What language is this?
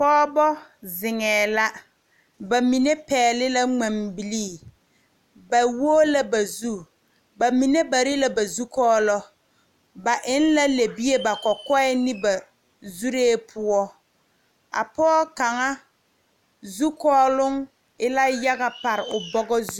Southern Dagaare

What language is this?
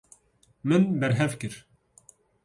Kurdish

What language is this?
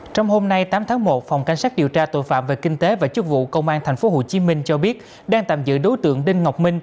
Vietnamese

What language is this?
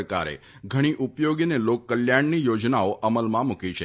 Gujarati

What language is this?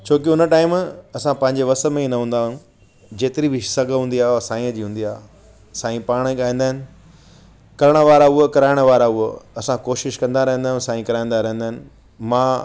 Sindhi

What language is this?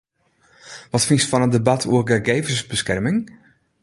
Western Frisian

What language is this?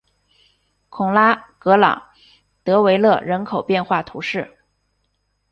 Chinese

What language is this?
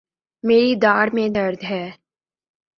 Urdu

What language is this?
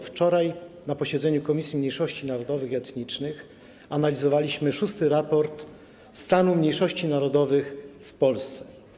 Polish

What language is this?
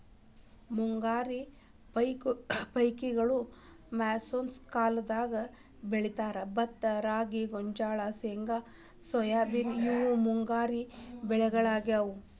Kannada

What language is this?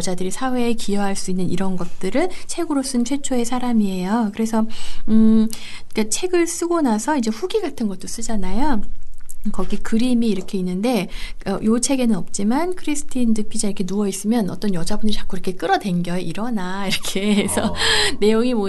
Korean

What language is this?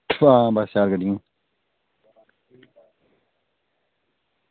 Dogri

